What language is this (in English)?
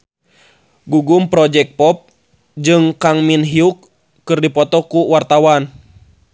Sundanese